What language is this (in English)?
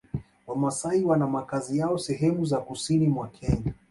Swahili